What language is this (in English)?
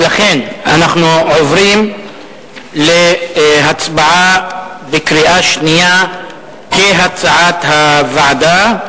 Hebrew